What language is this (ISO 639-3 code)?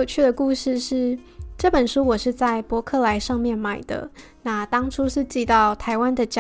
zho